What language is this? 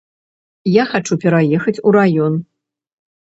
Belarusian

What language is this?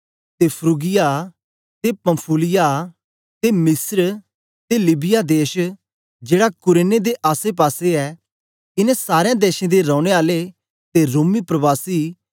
Dogri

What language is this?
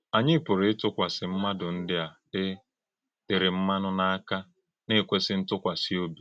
Igbo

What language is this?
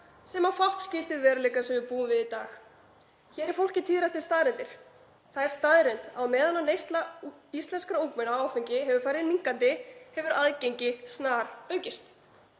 Icelandic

